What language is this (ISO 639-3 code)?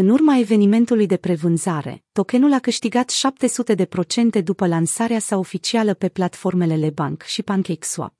ron